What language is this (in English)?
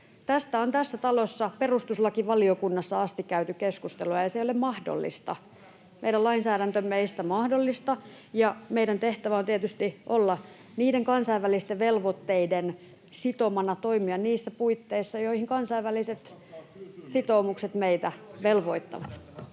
Finnish